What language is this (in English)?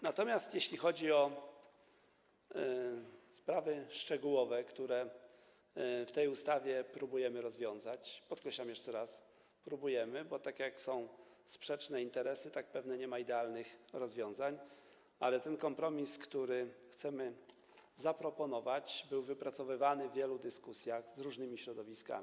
Polish